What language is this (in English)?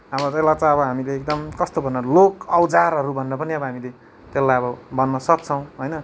Nepali